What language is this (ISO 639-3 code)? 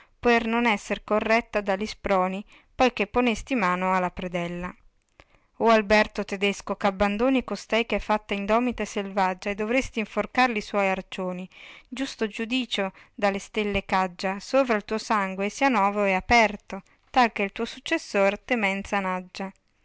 ita